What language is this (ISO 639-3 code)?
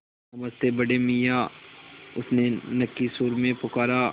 hin